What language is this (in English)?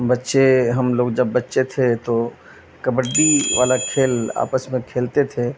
Urdu